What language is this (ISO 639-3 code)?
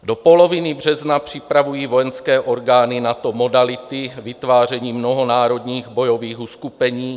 ces